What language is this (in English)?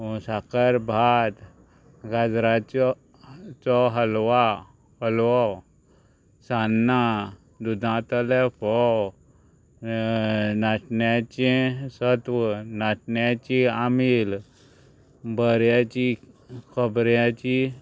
Konkani